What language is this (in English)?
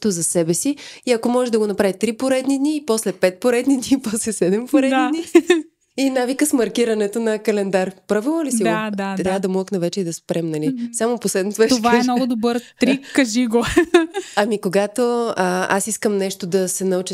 Bulgarian